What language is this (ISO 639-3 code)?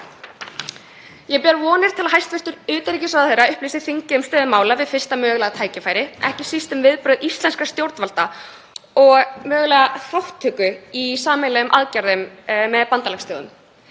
isl